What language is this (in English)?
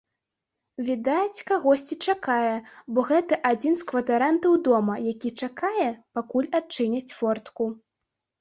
Belarusian